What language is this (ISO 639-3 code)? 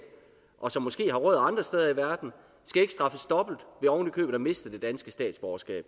dan